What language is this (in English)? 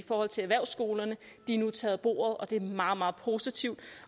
Danish